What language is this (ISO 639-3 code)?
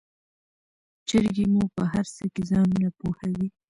pus